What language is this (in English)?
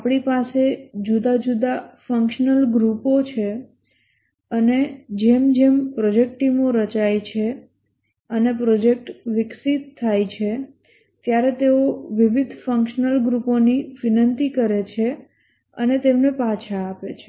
Gujarati